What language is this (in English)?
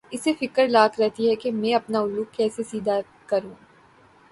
Urdu